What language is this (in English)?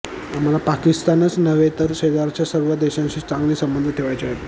Marathi